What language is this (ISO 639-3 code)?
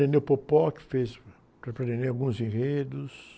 por